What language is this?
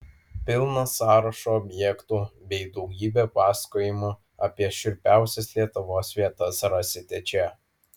Lithuanian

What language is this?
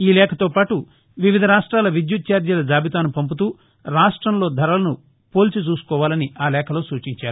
Telugu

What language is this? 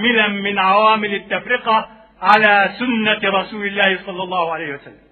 Arabic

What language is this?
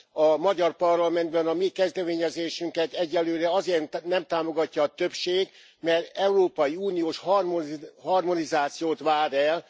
Hungarian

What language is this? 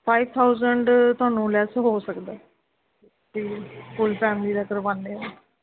Punjabi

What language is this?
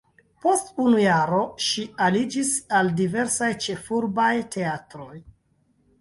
Esperanto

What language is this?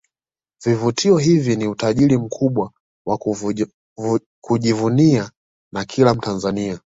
Swahili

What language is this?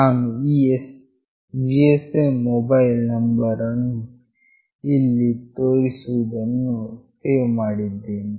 Kannada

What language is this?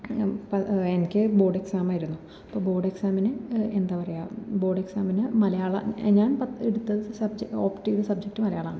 Malayalam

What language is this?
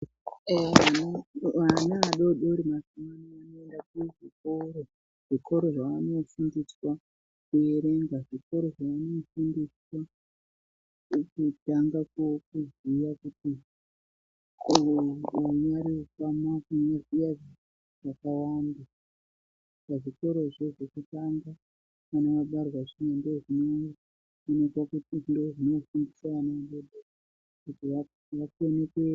Ndau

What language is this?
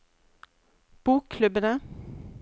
Norwegian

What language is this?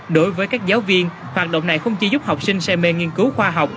Vietnamese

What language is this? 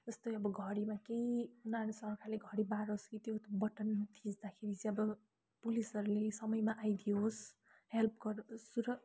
Nepali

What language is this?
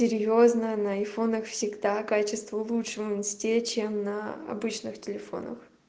Russian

